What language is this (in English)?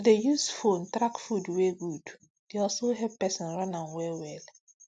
Nigerian Pidgin